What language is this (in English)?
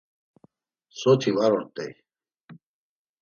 Laz